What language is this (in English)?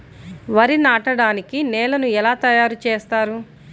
Telugu